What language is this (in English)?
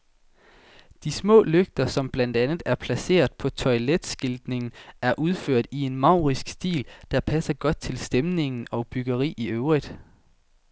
Danish